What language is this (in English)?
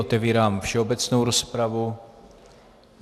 Czech